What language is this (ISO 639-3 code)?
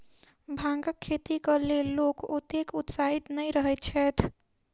mai